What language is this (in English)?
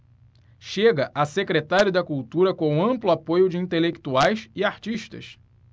Portuguese